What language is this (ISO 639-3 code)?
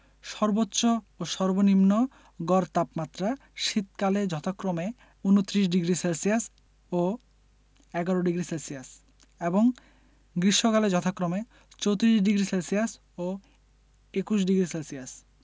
ben